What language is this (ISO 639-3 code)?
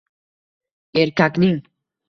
uzb